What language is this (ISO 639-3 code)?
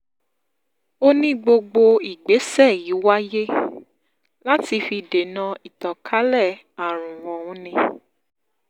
yor